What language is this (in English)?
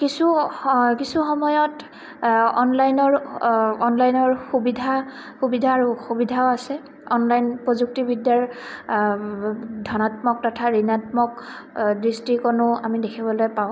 Assamese